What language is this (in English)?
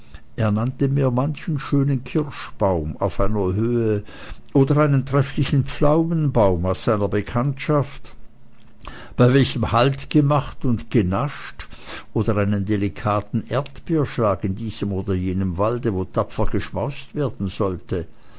German